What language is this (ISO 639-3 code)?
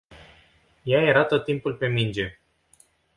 ron